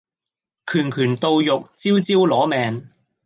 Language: Cantonese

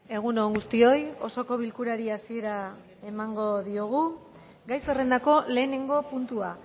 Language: Basque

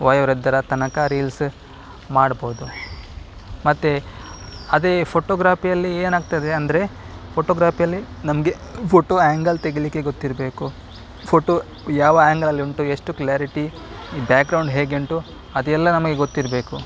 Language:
Kannada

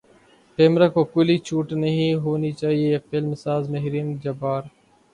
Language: Urdu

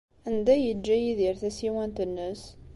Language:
Kabyle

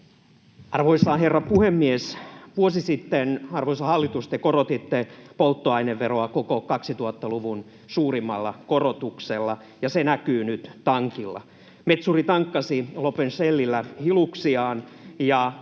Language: Finnish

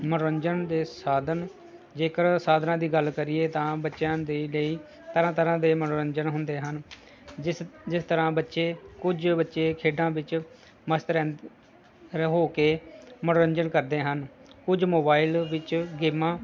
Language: Punjabi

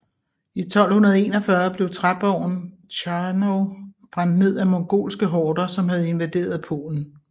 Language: Danish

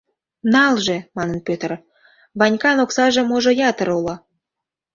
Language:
Mari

